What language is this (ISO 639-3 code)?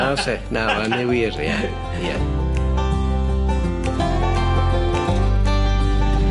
cym